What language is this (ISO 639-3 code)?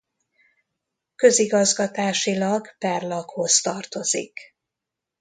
hun